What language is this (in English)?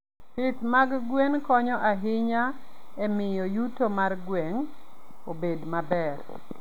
Luo (Kenya and Tanzania)